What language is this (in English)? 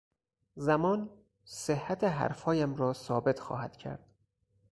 Persian